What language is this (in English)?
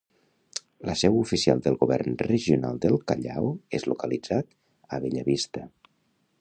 Catalan